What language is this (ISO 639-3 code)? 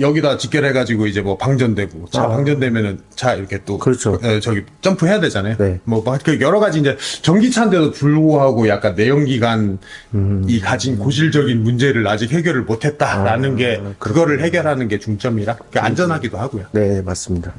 kor